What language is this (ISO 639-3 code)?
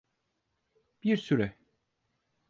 tur